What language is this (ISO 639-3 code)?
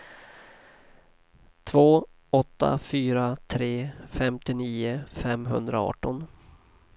swe